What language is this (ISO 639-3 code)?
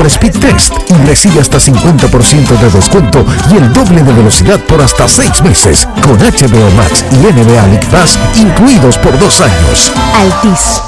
spa